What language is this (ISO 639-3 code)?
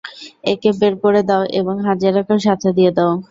ben